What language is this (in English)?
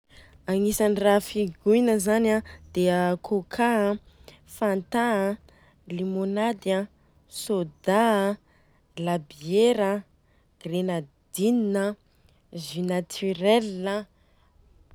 Southern Betsimisaraka Malagasy